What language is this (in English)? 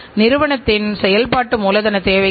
Tamil